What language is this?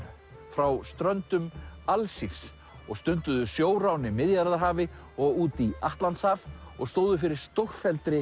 Icelandic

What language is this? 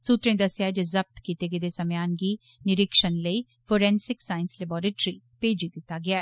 Dogri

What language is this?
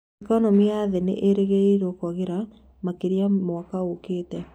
Kikuyu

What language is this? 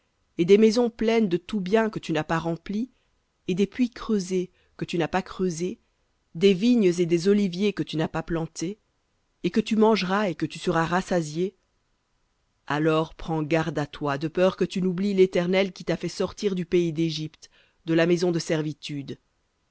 French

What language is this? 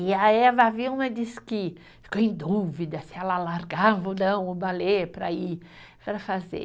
Portuguese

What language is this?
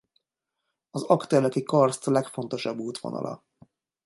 Hungarian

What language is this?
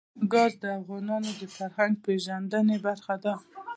Pashto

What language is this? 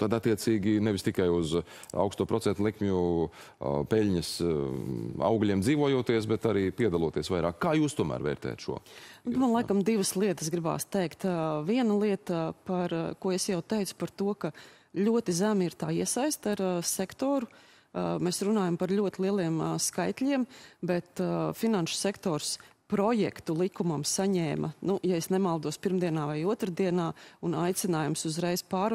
Latvian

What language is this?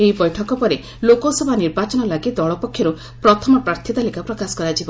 Odia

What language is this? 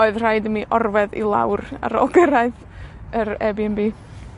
Welsh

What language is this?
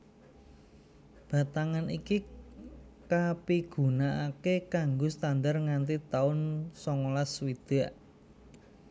Javanese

